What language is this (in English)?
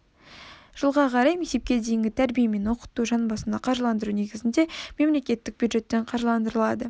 Kazakh